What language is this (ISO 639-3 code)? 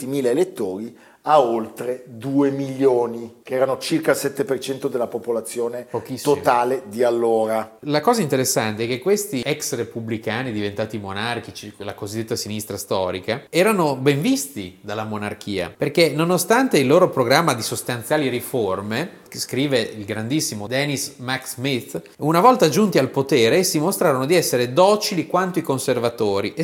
ita